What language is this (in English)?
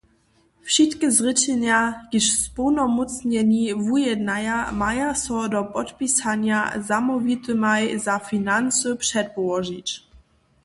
Upper Sorbian